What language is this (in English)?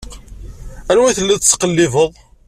Kabyle